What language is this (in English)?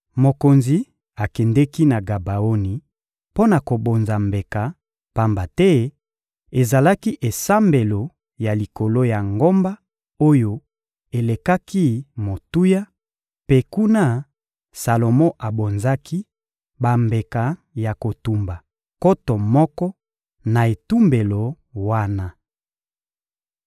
Lingala